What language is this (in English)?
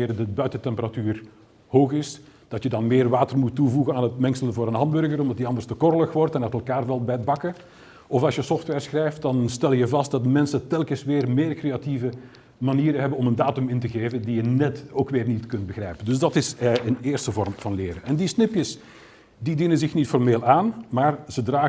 Dutch